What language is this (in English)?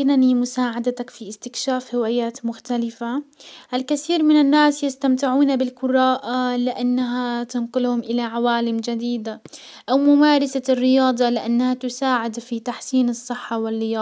Hijazi Arabic